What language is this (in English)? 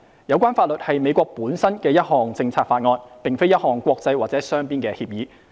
Cantonese